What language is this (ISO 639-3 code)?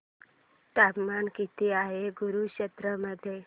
mar